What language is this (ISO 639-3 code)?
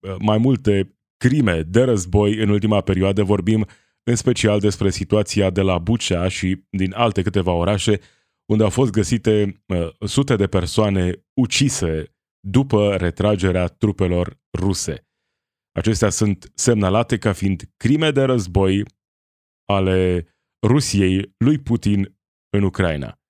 ron